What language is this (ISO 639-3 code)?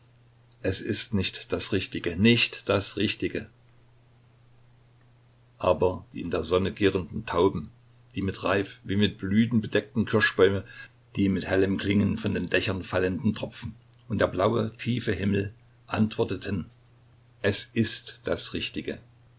deu